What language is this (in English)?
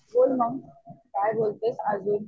Marathi